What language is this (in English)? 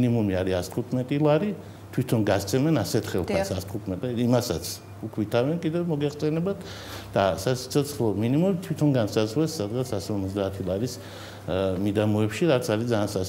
Romanian